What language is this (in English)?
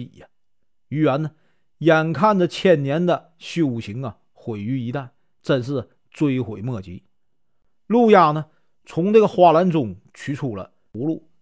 Chinese